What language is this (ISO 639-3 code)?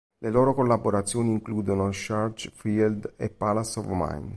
ita